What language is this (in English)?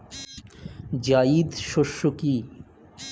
Bangla